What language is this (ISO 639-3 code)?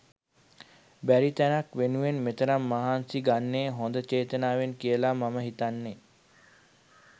sin